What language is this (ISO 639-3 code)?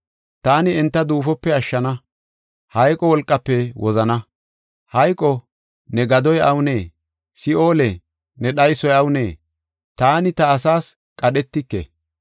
gof